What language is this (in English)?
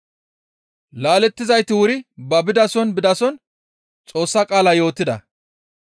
Gamo